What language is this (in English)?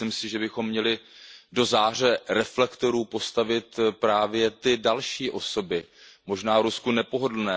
Czech